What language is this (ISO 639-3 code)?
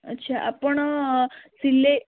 ori